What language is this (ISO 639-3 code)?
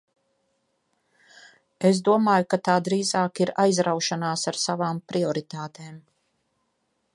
lav